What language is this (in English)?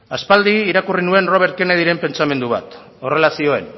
Basque